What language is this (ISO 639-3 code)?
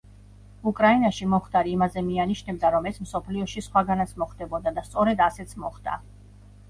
kat